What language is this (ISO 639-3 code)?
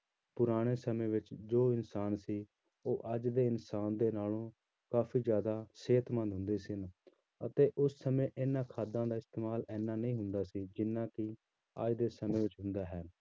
pan